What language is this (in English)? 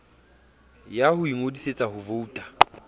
Southern Sotho